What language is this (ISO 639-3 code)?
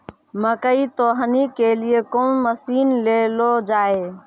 mai